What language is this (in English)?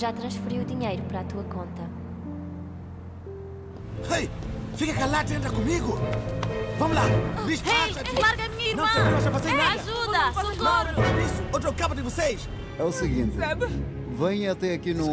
Portuguese